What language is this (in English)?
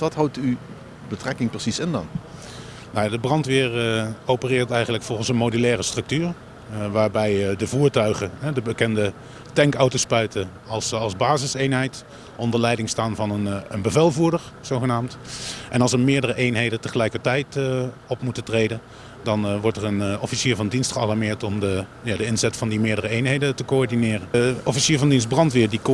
Dutch